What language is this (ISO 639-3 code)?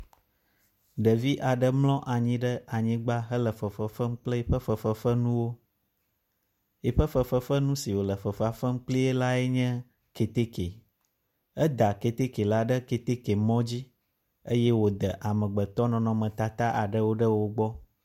ewe